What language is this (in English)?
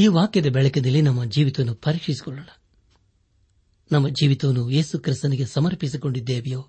Kannada